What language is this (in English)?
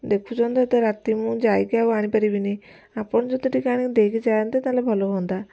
Odia